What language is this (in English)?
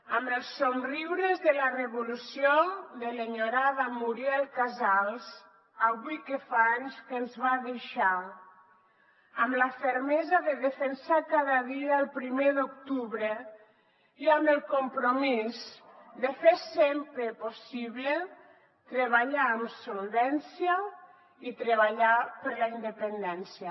Catalan